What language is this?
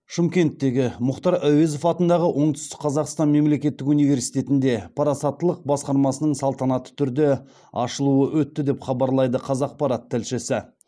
Kazakh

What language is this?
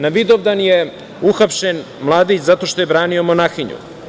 Serbian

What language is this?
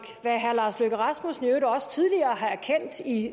Danish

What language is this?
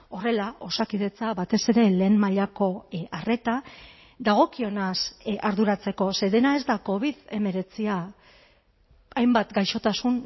Basque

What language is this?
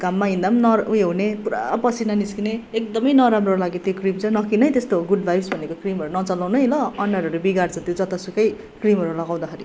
Nepali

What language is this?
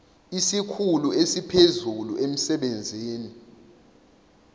Zulu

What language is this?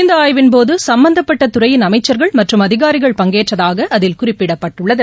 Tamil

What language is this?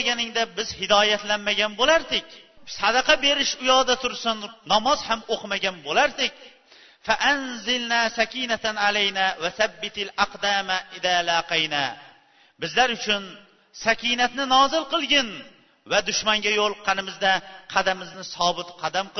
Bulgarian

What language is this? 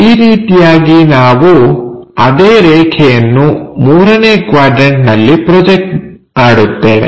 Kannada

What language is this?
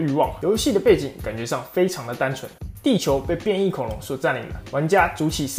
Chinese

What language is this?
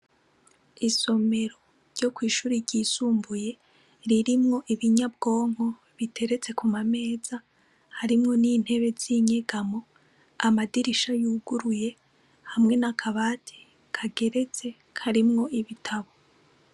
Rundi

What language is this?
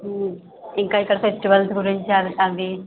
Telugu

